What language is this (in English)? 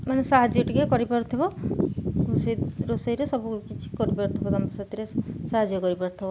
Odia